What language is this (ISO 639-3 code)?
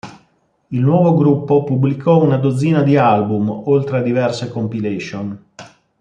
ita